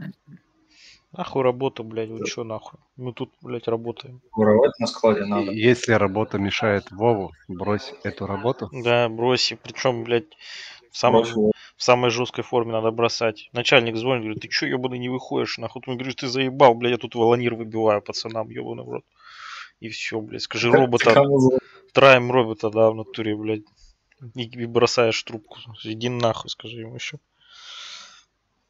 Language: Russian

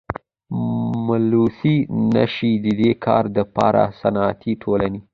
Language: Pashto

